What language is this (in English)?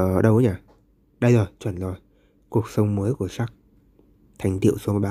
Vietnamese